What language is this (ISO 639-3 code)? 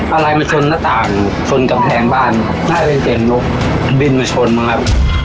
tha